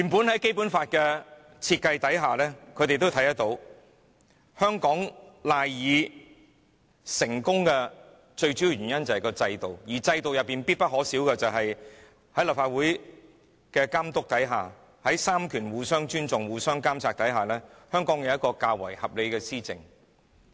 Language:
Cantonese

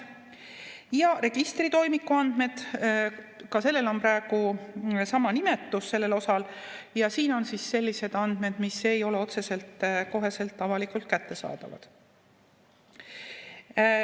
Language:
Estonian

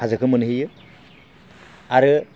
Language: Bodo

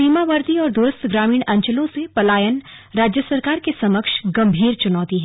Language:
Hindi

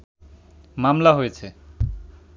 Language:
Bangla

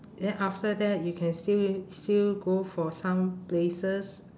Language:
English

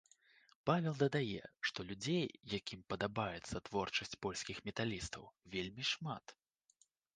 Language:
Belarusian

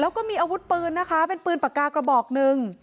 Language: Thai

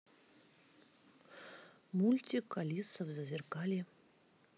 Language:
Russian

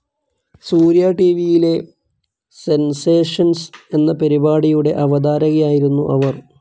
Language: Malayalam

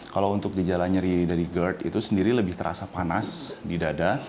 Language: Indonesian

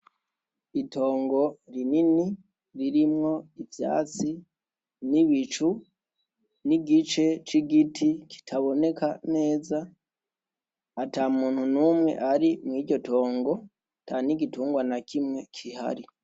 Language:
Rundi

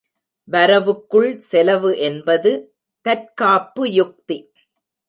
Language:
Tamil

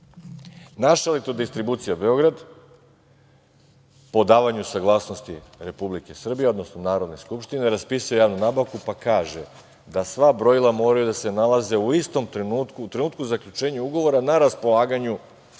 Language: Serbian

